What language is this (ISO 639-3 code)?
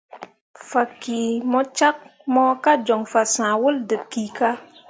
mua